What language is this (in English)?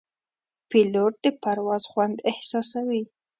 Pashto